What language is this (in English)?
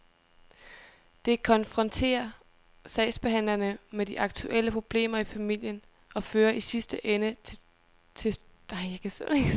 Danish